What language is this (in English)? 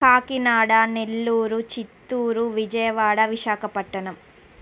Telugu